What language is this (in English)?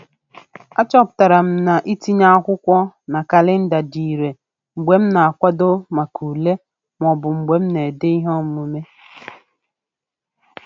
Igbo